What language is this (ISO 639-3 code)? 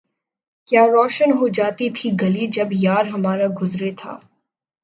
urd